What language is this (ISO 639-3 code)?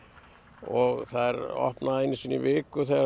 isl